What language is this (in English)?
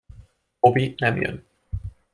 Hungarian